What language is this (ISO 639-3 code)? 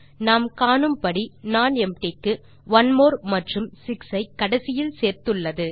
tam